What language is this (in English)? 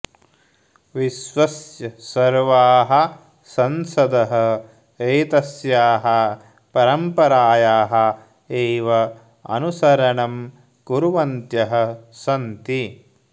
Sanskrit